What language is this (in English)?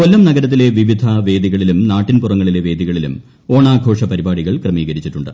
Malayalam